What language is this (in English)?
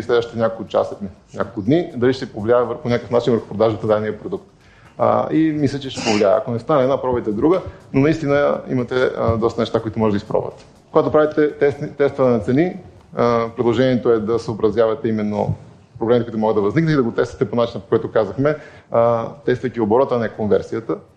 Bulgarian